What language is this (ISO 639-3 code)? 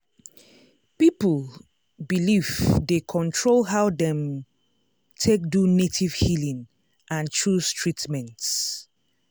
pcm